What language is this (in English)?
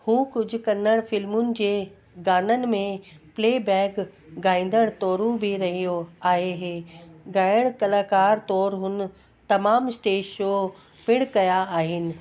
Sindhi